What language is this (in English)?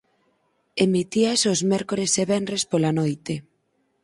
Galician